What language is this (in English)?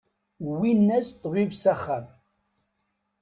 Kabyle